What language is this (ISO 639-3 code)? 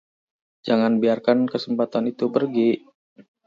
ind